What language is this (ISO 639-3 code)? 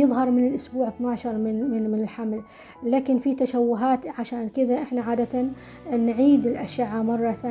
ara